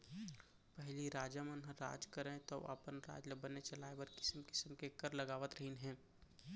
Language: Chhattisgarhi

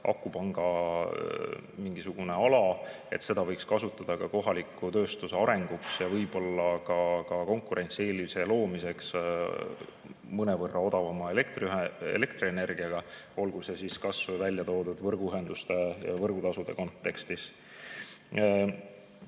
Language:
Estonian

